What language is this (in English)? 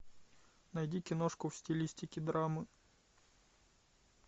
Russian